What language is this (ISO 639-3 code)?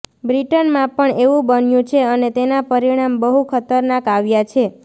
guj